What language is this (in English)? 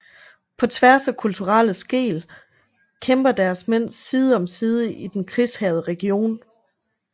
Danish